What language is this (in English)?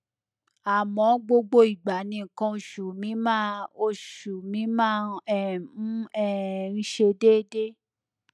Yoruba